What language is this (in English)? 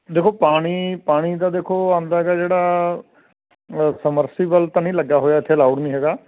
Punjabi